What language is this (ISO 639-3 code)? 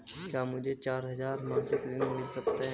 hin